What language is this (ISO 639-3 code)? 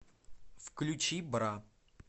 rus